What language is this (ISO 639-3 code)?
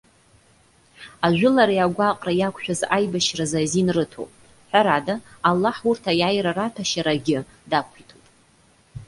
abk